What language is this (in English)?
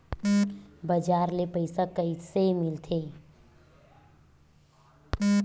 Chhattisgarhi